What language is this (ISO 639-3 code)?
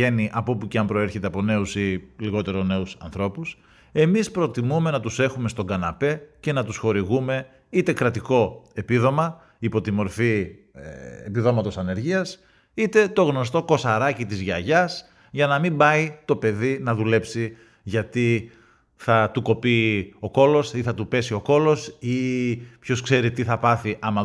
ell